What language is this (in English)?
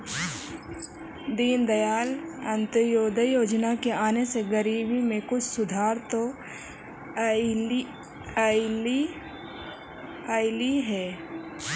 Magahi